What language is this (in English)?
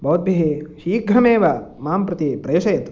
Sanskrit